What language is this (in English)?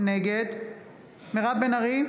Hebrew